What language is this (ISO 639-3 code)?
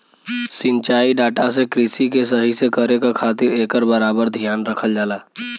bho